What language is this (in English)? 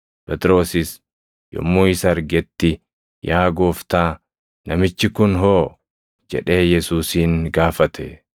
Oromo